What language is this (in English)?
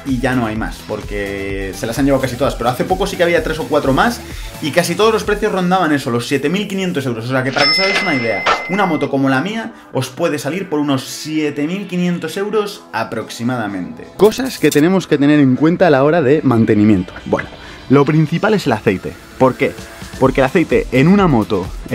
Spanish